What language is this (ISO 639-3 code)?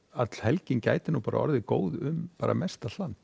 isl